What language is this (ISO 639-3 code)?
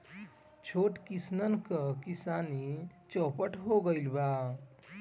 bho